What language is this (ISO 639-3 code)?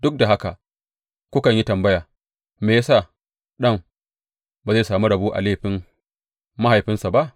hau